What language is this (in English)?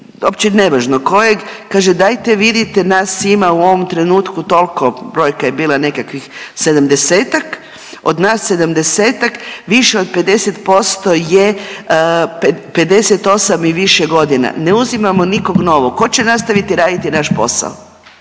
Croatian